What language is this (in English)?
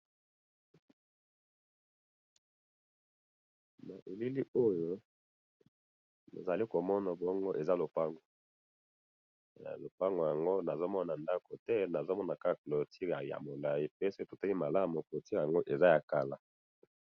Lingala